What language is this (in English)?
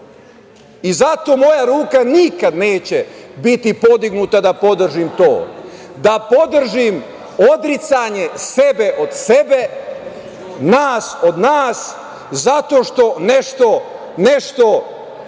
Serbian